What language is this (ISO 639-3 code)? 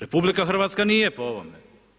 hrv